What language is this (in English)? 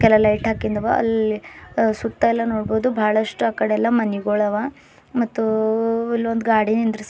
Kannada